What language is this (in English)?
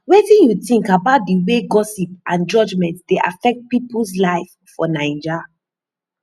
Nigerian Pidgin